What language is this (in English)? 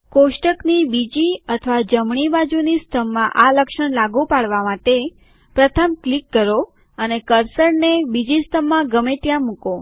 Gujarati